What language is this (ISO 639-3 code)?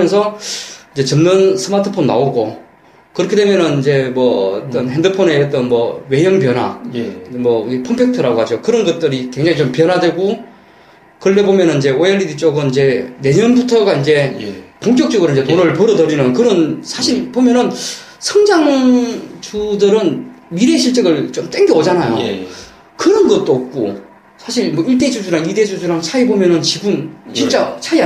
kor